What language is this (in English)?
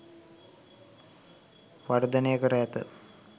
Sinhala